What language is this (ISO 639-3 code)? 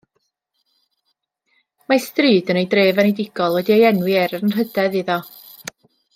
cym